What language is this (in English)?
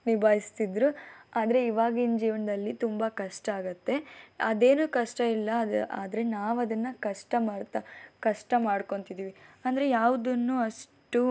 Kannada